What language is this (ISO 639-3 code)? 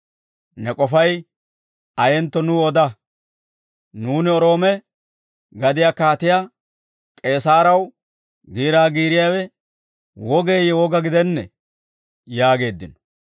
dwr